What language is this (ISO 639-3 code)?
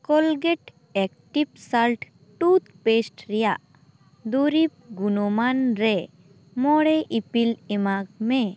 sat